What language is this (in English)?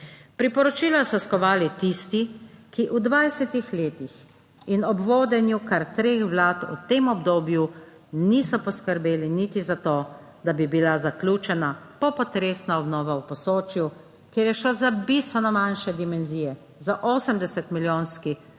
Slovenian